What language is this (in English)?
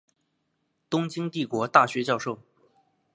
Chinese